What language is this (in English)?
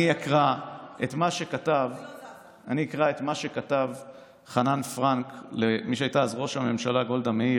Hebrew